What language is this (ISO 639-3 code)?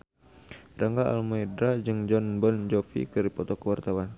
sun